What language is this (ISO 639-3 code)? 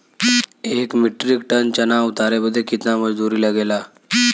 bho